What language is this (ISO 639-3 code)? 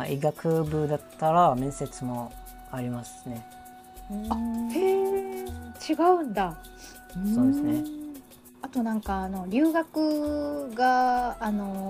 jpn